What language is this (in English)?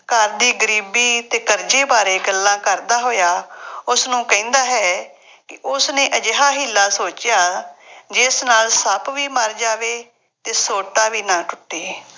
Punjabi